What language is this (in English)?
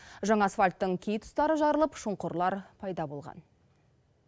Kazakh